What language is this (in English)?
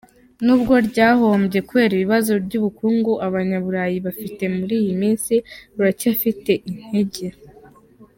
Kinyarwanda